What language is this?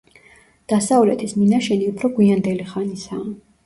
Georgian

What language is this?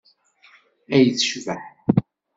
Kabyle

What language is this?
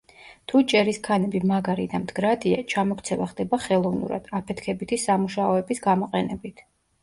Georgian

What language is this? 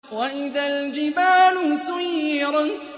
Arabic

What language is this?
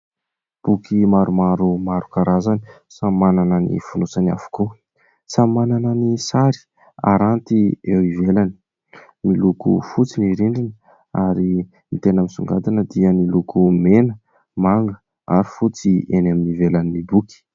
Malagasy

